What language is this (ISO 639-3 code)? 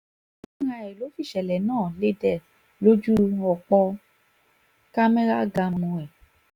yor